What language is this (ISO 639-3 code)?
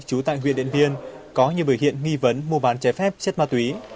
vie